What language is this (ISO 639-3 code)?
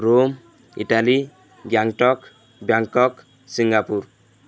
ori